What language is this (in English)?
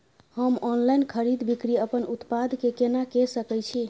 Maithili